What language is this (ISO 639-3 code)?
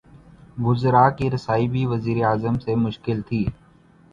urd